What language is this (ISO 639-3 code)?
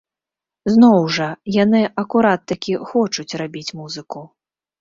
bel